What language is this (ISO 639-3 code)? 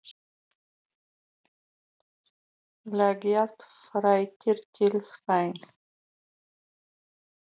isl